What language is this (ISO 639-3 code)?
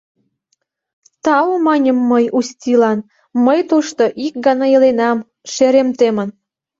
chm